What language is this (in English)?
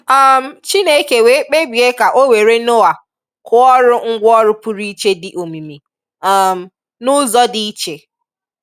Igbo